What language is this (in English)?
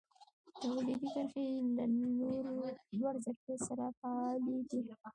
Pashto